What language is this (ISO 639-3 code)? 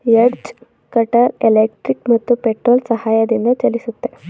kan